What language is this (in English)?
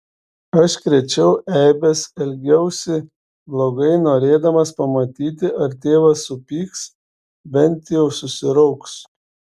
Lithuanian